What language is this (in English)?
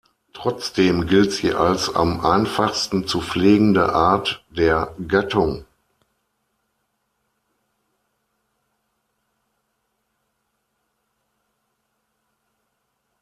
German